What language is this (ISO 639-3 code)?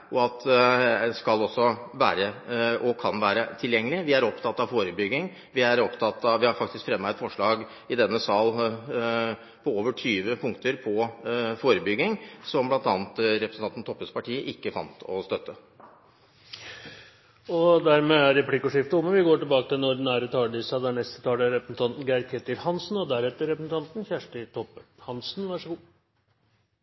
nor